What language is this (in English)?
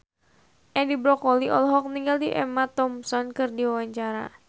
Sundanese